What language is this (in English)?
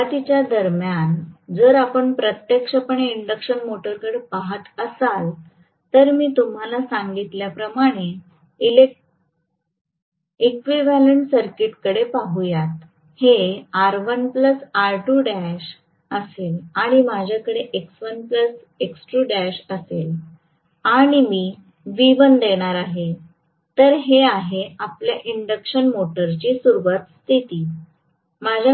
Marathi